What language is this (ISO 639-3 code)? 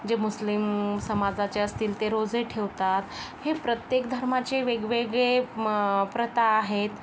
mar